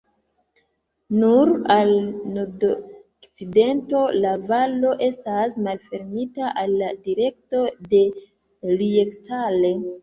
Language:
Esperanto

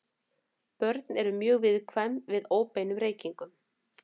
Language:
Icelandic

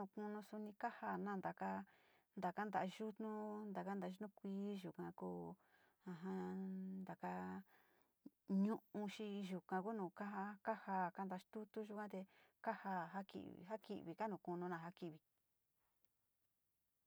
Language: Sinicahua Mixtec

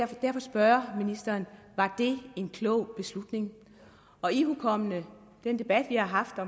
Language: Danish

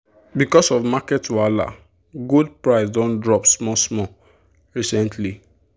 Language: Nigerian Pidgin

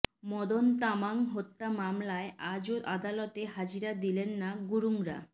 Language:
Bangla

